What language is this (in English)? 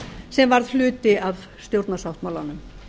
Icelandic